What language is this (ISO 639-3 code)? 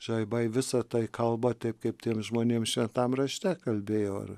lit